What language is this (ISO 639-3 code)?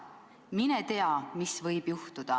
est